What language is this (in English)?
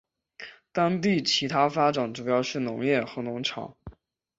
Chinese